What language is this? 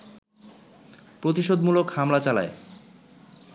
Bangla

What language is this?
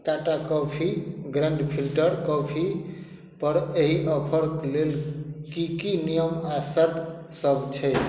Maithili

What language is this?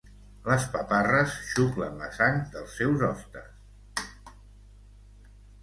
Catalan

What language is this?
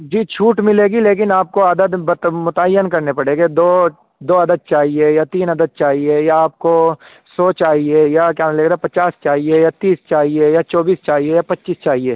Urdu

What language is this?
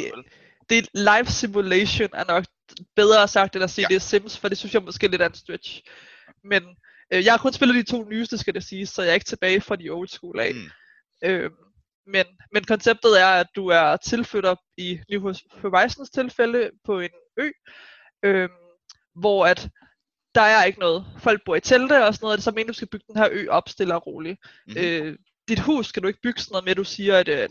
Danish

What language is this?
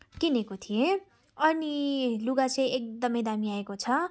Nepali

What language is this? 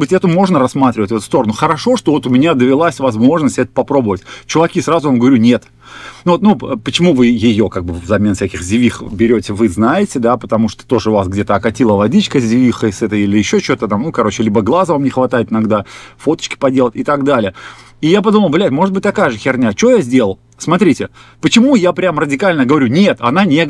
Russian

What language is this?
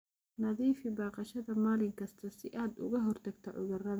Somali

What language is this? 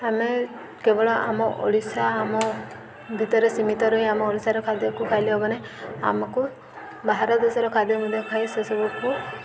Odia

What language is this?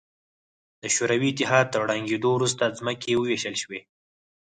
Pashto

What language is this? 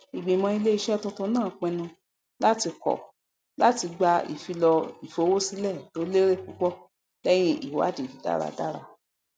Yoruba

